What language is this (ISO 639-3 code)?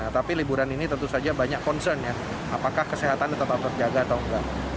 ind